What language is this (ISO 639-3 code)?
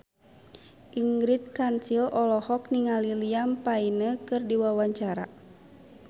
sun